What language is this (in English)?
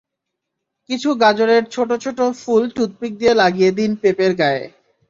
Bangla